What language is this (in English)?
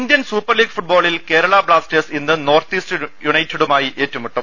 Malayalam